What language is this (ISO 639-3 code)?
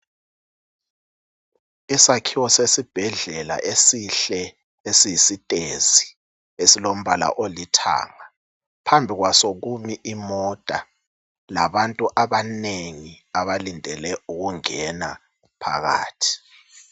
nde